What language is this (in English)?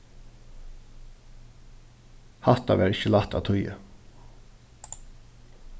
Faroese